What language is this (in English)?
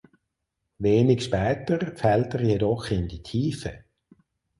German